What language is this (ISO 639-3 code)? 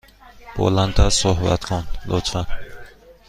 fas